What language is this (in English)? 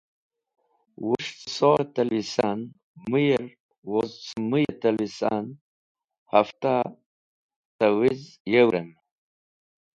Wakhi